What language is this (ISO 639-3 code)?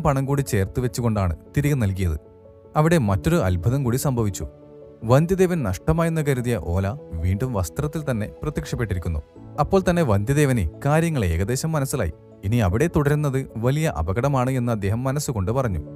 mal